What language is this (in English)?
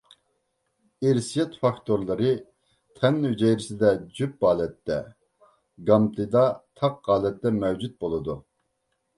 Uyghur